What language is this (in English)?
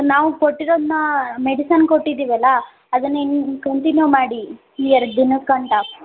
Kannada